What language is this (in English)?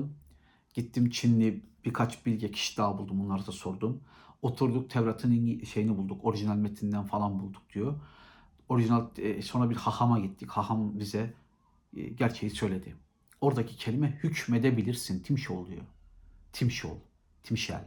Turkish